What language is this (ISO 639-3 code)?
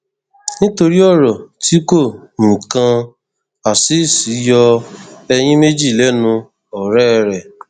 yor